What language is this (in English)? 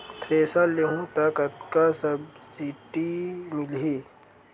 Chhattisgarhi